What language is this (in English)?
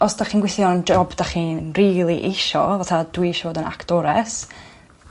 Welsh